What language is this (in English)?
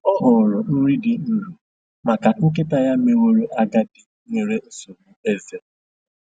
Igbo